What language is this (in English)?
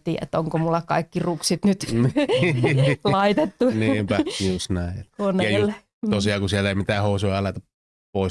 Finnish